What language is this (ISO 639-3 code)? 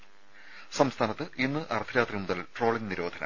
mal